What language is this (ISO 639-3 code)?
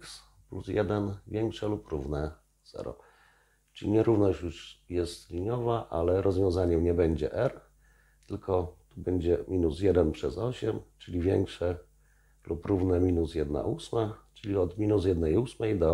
pol